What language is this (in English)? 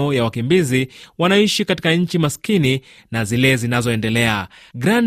Swahili